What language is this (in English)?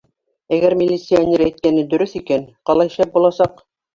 Bashkir